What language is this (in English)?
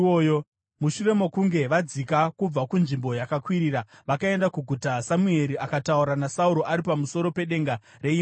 Shona